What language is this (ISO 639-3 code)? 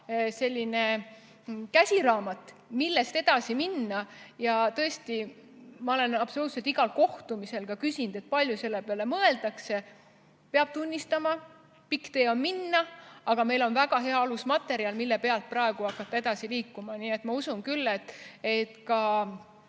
est